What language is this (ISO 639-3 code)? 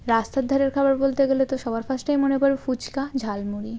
ben